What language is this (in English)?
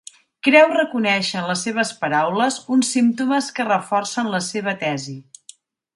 Catalan